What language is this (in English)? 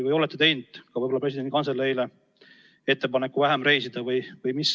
Estonian